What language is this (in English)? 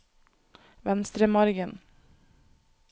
Norwegian